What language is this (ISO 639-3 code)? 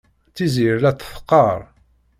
kab